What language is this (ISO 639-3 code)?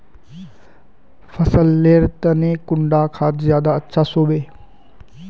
mag